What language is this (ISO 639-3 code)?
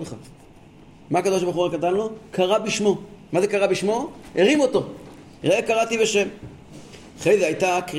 heb